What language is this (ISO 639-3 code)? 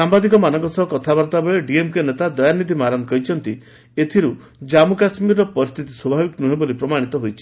ori